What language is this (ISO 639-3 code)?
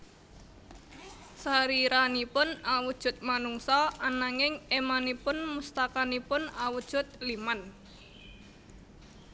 jav